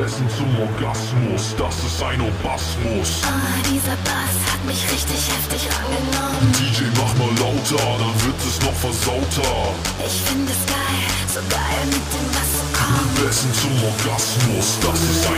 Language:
Polish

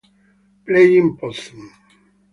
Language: Italian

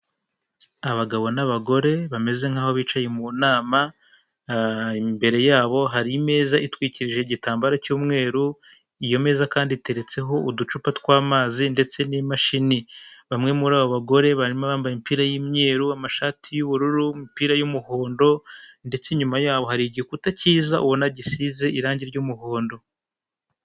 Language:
Kinyarwanda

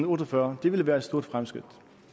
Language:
Danish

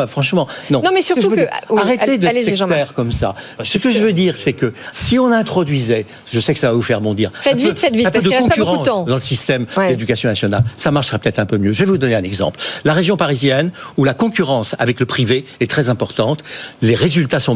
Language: French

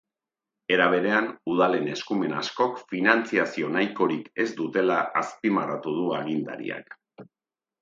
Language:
Basque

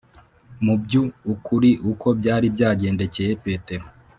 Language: Kinyarwanda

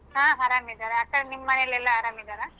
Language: Kannada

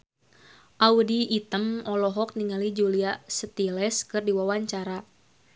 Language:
Sundanese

